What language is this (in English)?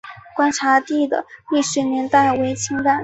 Chinese